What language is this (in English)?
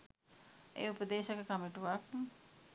Sinhala